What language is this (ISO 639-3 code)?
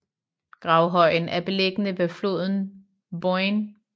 dan